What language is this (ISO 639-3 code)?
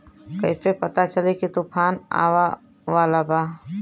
bho